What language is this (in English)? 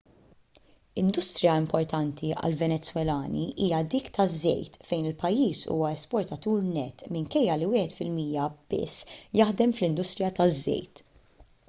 Maltese